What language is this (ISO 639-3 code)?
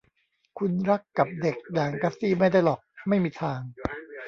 tha